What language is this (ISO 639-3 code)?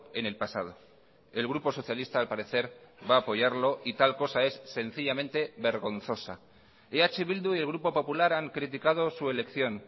spa